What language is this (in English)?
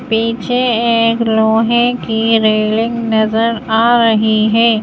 Hindi